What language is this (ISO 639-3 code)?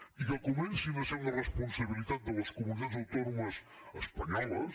cat